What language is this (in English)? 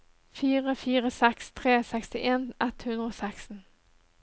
Norwegian